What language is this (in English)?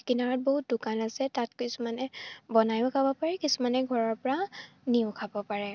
Assamese